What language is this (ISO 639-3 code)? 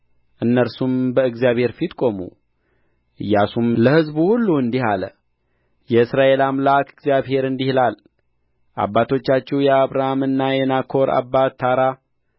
amh